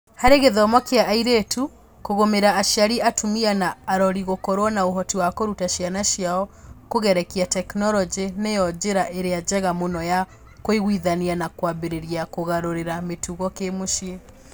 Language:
Kikuyu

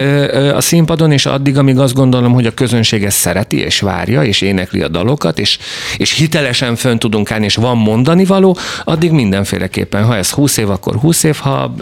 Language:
Hungarian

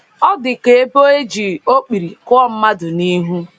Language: Igbo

